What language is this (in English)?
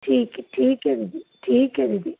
Punjabi